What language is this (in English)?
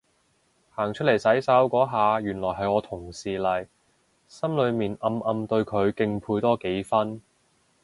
Cantonese